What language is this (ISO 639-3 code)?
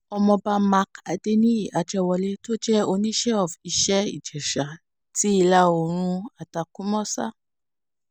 yor